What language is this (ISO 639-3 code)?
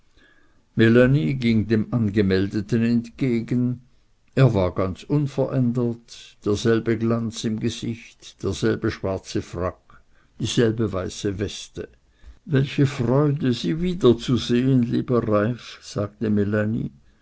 deu